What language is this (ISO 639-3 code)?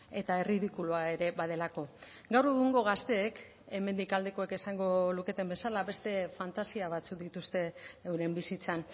eus